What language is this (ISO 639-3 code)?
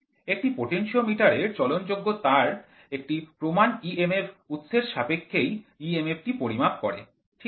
ben